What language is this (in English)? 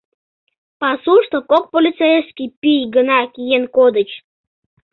Mari